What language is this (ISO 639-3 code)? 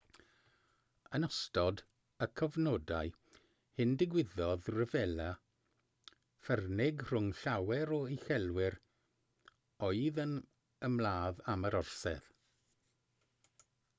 cym